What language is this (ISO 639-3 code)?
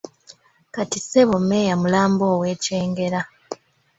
lug